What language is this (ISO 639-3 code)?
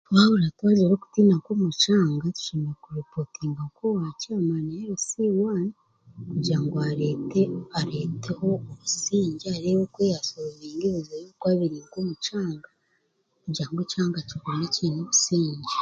cgg